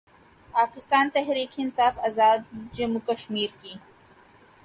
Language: Urdu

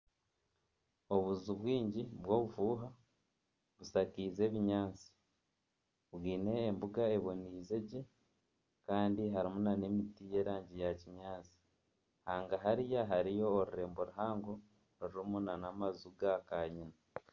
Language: Nyankole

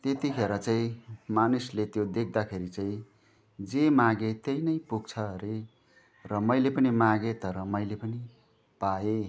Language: Nepali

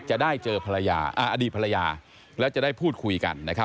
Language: Thai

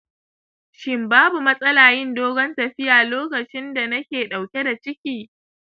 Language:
Hausa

